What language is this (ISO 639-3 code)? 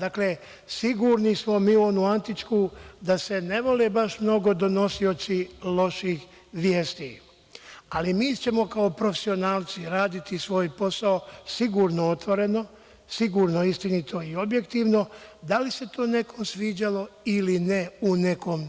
srp